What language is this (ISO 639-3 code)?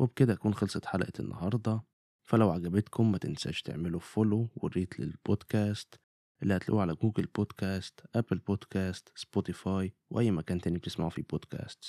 ara